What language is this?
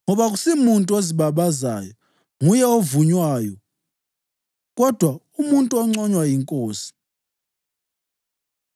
North Ndebele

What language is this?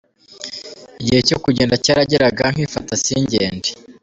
Kinyarwanda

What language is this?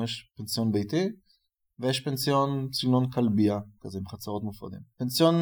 Hebrew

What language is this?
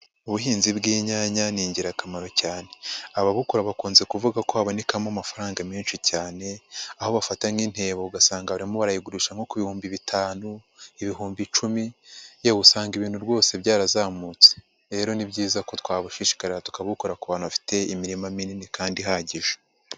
Kinyarwanda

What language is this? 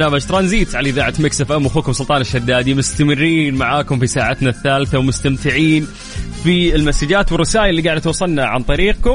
Arabic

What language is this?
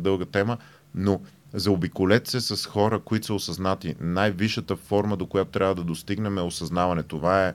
Bulgarian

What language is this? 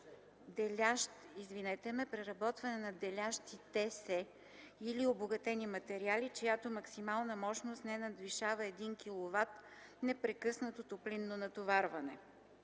Bulgarian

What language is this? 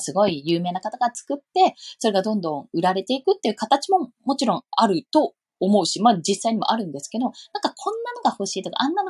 Japanese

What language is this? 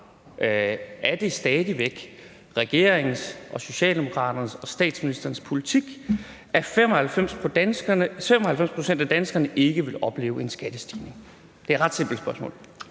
Danish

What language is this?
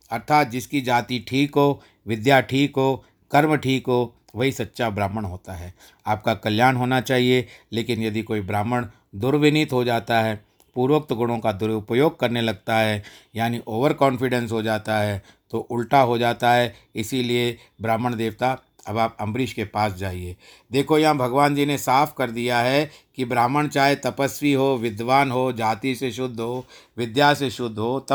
Hindi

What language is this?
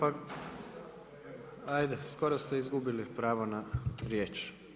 Croatian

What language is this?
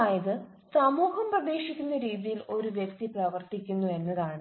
Malayalam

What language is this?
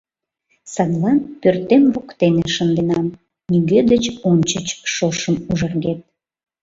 Mari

